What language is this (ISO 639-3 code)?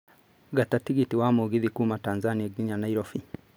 kik